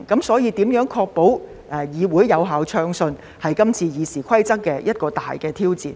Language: Cantonese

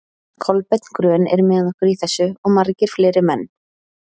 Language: Icelandic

